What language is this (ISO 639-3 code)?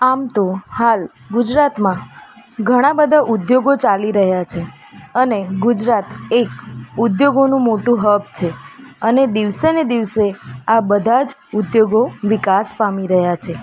guj